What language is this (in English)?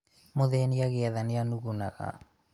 Kikuyu